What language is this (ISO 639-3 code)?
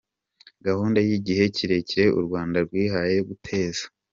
kin